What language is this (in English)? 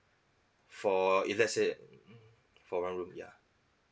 English